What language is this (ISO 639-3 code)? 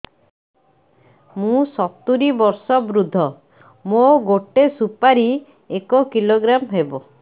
ori